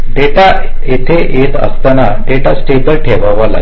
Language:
Marathi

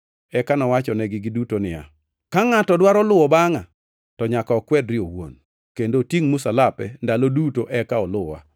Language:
Luo (Kenya and Tanzania)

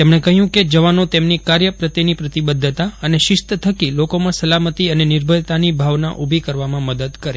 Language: Gujarati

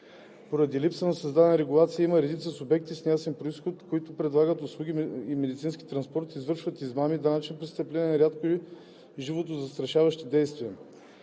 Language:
Bulgarian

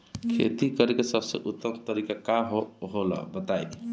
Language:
Bhojpuri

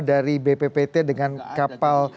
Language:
Indonesian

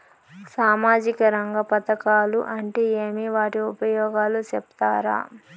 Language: Telugu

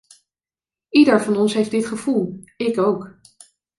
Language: Dutch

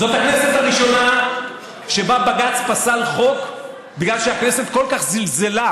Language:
Hebrew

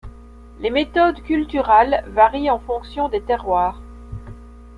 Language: French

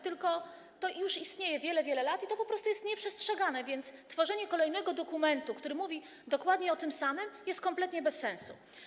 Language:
Polish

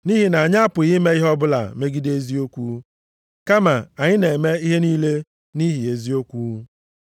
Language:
Igbo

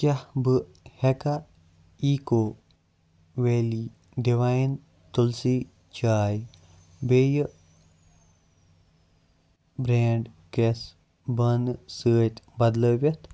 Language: Kashmiri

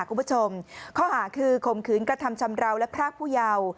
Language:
Thai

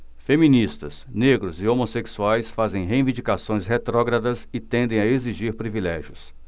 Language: Portuguese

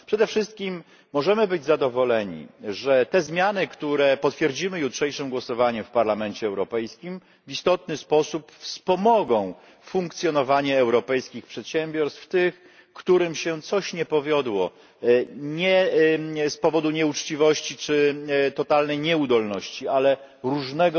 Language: Polish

